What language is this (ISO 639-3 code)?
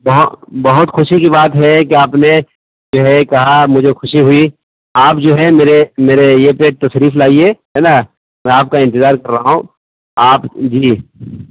urd